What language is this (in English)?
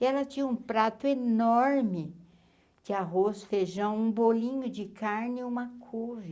Portuguese